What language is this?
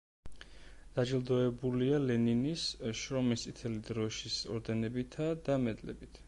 Georgian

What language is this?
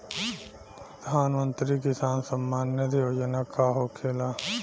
Bhojpuri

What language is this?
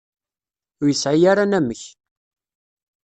Kabyle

